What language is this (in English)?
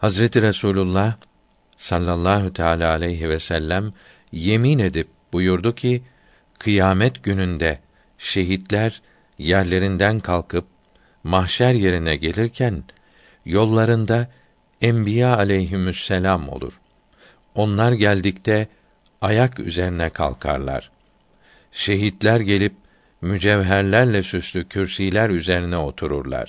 Turkish